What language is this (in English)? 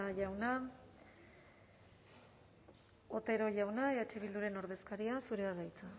Basque